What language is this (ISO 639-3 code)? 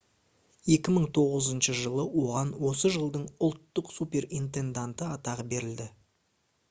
kaz